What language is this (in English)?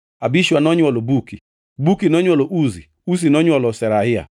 Luo (Kenya and Tanzania)